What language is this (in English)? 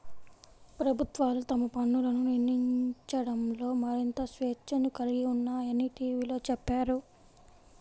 Telugu